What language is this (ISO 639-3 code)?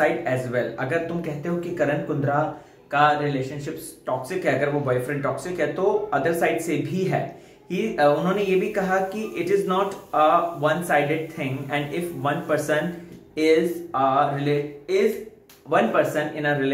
hin